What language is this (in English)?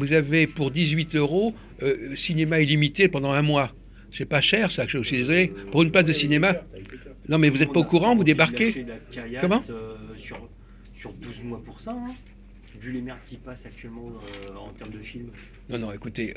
French